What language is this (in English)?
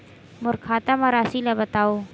Chhattisgarhi